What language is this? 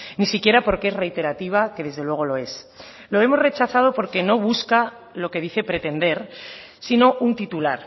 Spanish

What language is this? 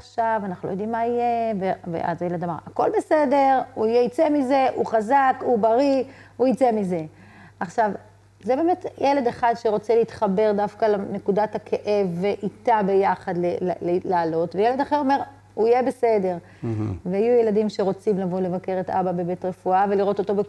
Hebrew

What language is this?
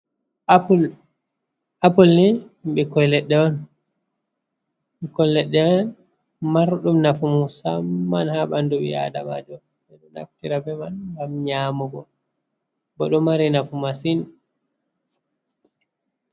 Fula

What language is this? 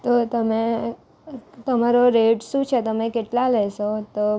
Gujarati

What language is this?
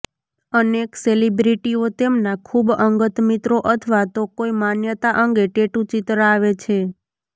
Gujarati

